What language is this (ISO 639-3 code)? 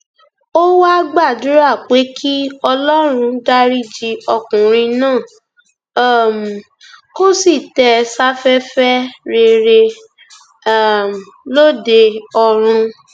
yor